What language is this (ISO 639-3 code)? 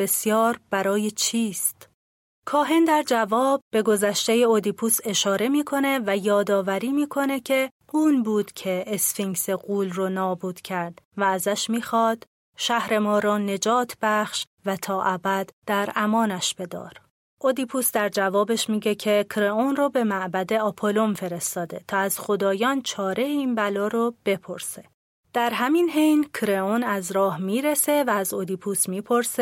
fas